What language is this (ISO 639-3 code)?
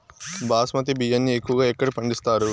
tel